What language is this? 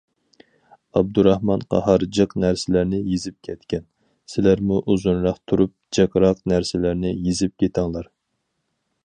Uyghur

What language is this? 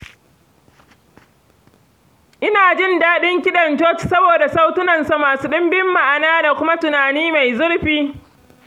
Hausa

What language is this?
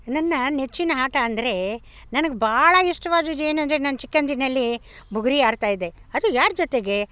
Kannada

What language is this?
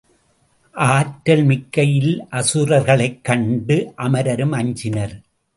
Tamil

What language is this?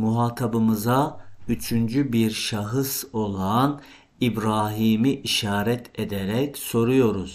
Turkish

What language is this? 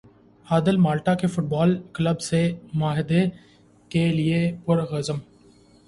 Urdu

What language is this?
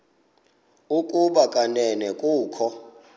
Xhosa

